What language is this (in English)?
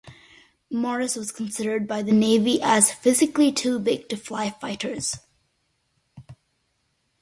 English